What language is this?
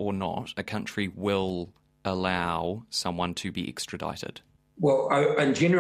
English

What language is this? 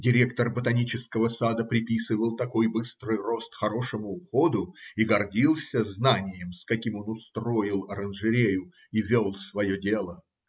Russian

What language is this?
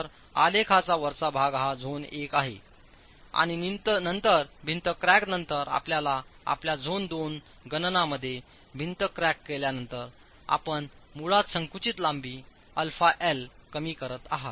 Marathi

